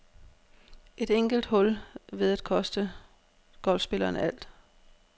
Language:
Danish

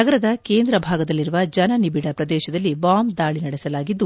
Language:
Kannada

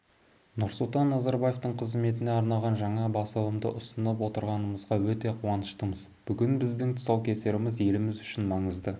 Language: Kazakh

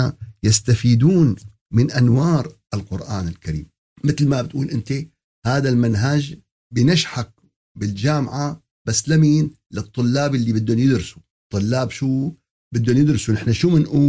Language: Arabic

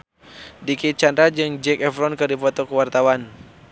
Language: Sundanese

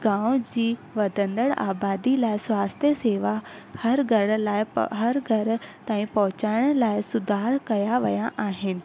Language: Sindhi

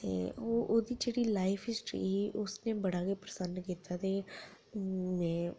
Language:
Dogri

